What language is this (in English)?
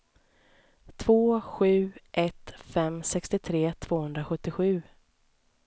Swedish